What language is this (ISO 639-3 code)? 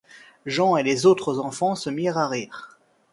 fra